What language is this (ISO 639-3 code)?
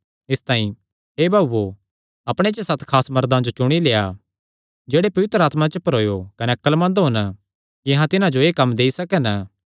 xnr